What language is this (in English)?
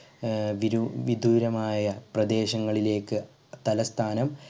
Malayalam